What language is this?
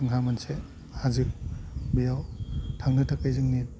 Bodo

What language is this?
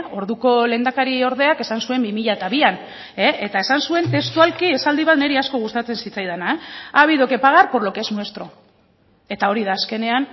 Basque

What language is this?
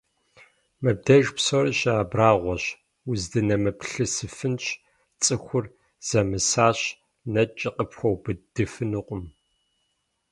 Kabardian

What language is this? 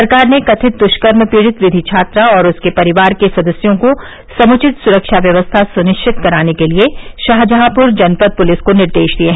Hindi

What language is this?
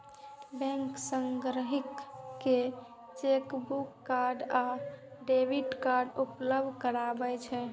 Maithili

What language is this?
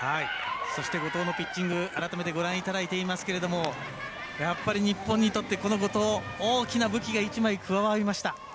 Japanese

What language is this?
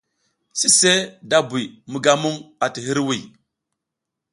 South Giziga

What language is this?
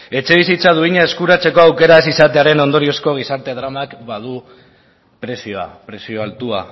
Basque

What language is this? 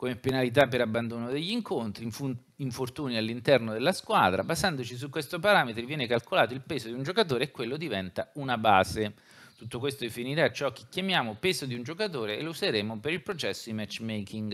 Italian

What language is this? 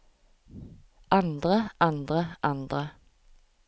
Norwegian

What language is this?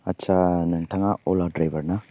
Bodo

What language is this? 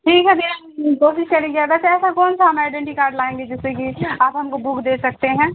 Urdu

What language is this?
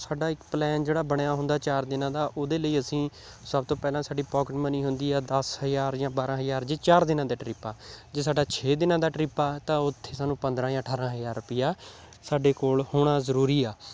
Punjabi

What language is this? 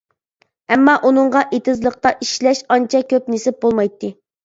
Uyghur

